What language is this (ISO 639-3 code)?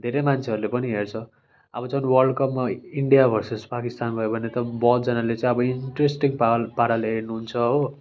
nep